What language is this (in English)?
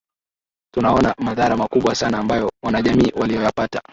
Swahili